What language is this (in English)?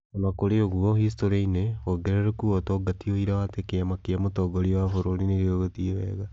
Kikuyu